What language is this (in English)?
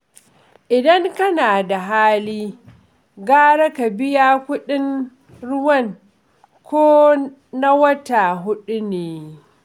Hausa